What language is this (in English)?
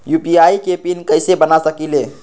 Magahi